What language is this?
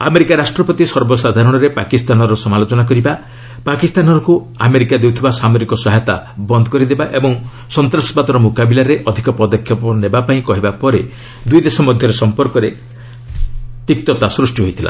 Odia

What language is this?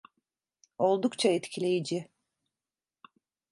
Turkish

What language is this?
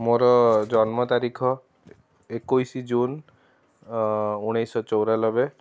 Odia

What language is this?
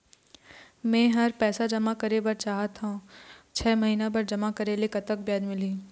Chhattisgarhi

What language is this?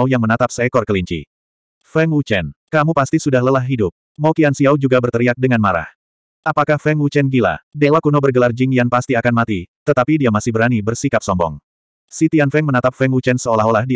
Indonesian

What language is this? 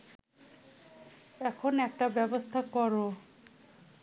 Bangla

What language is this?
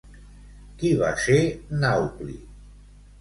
Catalan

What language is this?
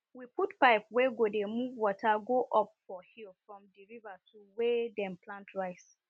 Nigerian Pidgin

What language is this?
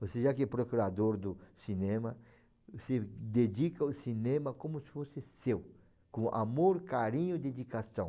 Portuguese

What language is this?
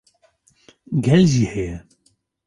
Kurdish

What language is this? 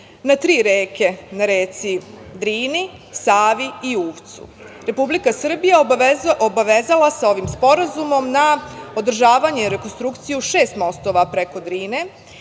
Serbian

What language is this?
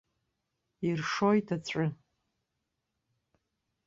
Abkhazian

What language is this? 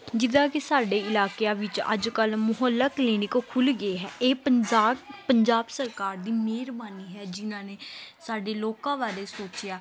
Punjabi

